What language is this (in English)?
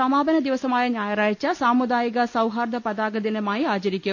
Malayalam